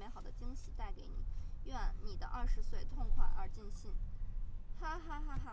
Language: Chinese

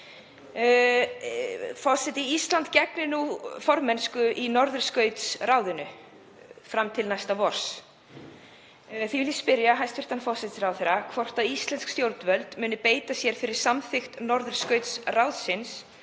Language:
Icelandic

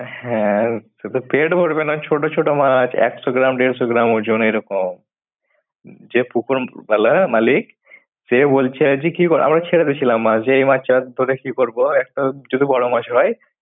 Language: Bangla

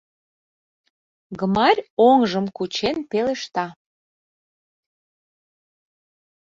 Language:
Mari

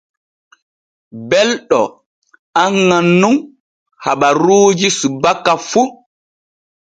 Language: Borgu Fulfulde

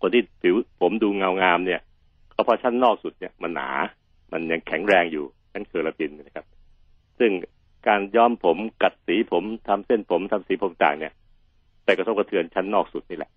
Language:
Thai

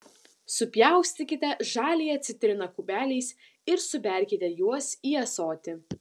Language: Lithuanian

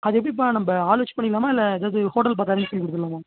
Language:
Tamil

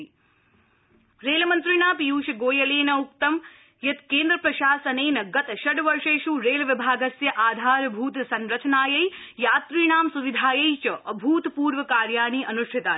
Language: Sanskrit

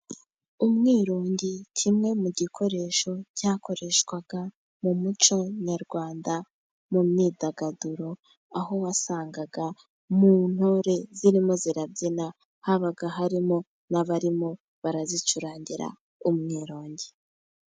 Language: Kinyarwanda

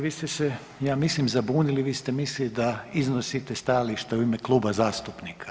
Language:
Croatian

